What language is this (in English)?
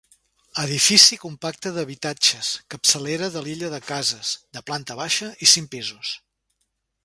Catalan